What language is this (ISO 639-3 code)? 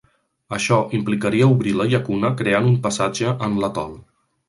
cat